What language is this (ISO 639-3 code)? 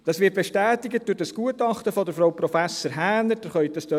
gsw